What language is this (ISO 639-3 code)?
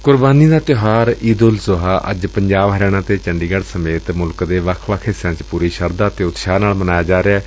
pan